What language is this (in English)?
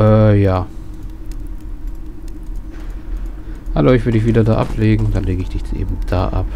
German